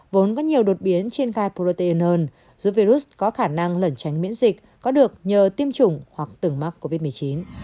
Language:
Vietnamese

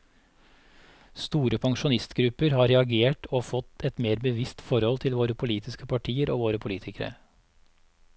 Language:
Norwegian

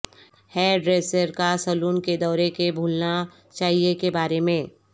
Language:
Urdu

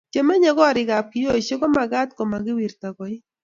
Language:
Kalenjin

